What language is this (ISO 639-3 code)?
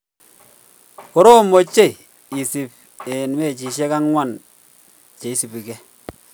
kln